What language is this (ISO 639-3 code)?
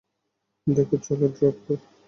ben